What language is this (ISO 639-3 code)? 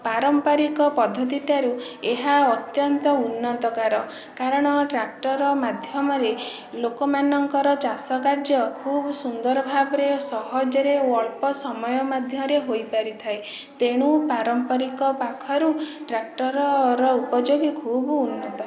ori